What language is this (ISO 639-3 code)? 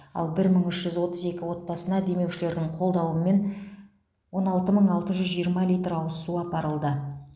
kaz